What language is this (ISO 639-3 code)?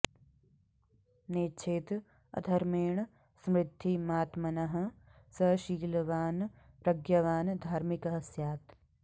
san